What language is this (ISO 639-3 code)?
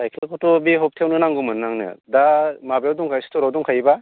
brx